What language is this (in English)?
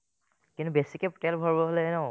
Assamese